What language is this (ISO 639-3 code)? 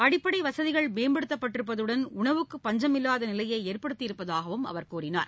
tam